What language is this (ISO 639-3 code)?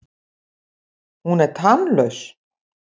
isl